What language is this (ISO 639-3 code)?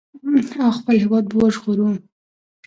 pus